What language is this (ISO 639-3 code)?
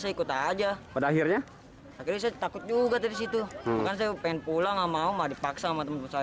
ind